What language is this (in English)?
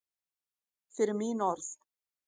Icelandic